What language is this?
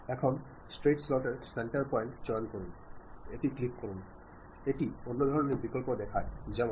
Malayalam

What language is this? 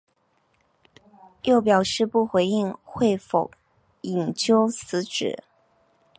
Chinese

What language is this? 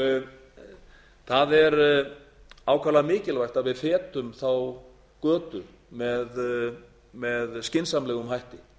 Icelandic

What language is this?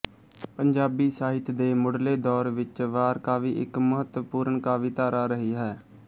Punjabi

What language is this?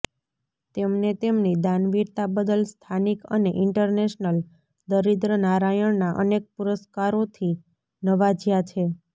Gujarati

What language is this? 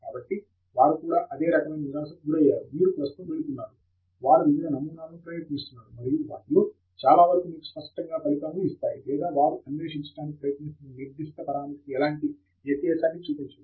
Telugu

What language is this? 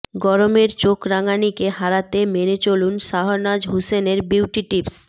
Bangla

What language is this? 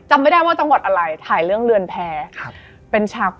Thai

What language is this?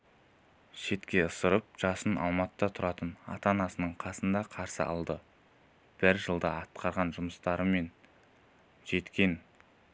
Kazakh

